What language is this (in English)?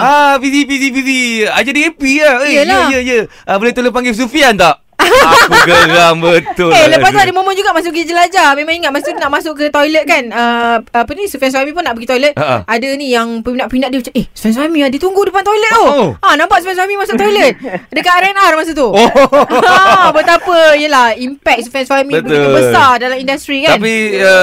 Malay